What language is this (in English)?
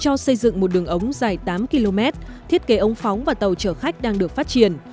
Vietnamese